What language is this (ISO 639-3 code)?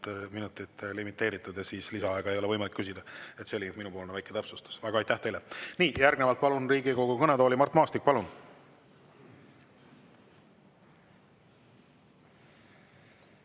est